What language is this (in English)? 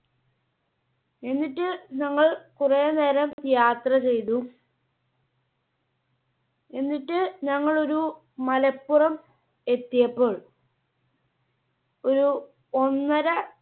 Malayalam